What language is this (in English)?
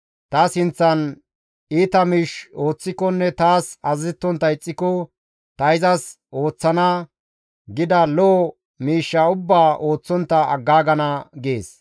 Gamo